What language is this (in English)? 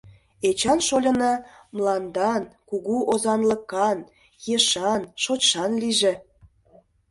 Mari